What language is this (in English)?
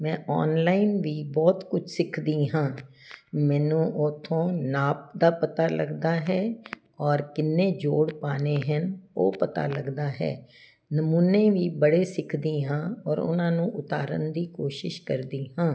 Punjabi